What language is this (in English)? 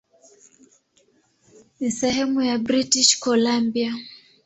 Swahili